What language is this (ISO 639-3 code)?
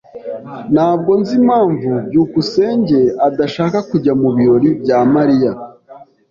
kin